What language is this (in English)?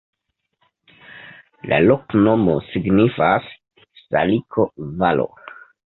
Esperanto